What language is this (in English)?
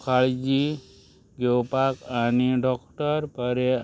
Konkani